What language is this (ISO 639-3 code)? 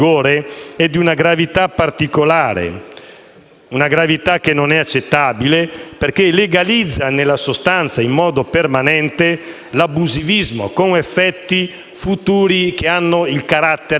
ita